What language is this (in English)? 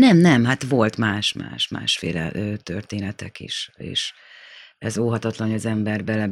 Hungarian